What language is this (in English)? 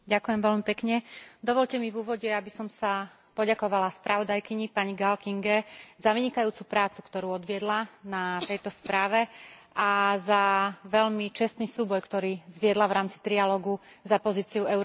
Slovak